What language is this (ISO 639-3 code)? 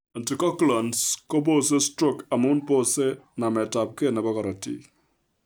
kln